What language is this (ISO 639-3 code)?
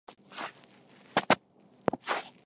zho